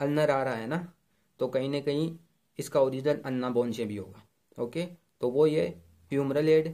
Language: Hindi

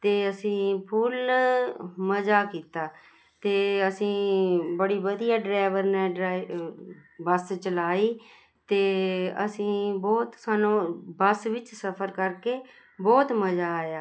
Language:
Punjabi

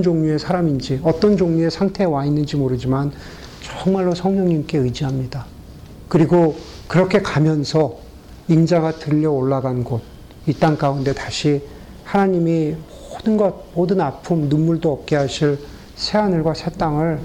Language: Korean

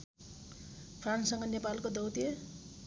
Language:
Nepali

